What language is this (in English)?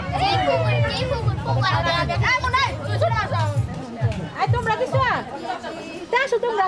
Bangla